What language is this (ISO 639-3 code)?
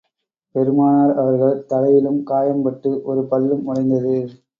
tam